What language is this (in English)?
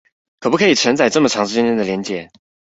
Chinese